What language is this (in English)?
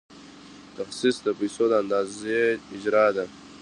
Pashto